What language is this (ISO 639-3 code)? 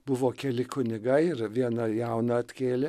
lit